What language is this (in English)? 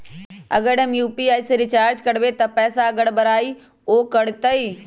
Magahi